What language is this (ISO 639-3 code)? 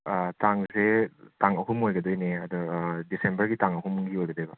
mni